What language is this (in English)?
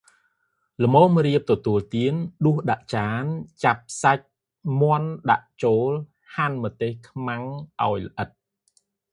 Khmer